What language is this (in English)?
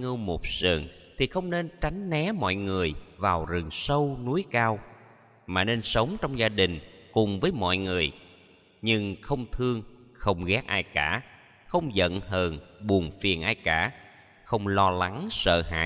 Vietnamese